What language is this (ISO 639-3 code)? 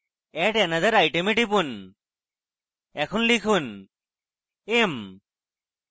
ben